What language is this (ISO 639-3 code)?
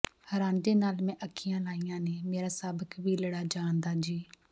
pan